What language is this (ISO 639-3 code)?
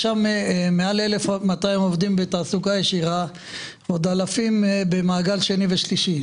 heb